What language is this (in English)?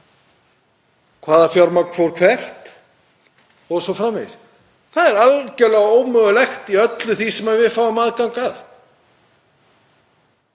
Icelandic